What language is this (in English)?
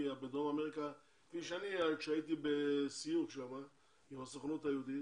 Hebrew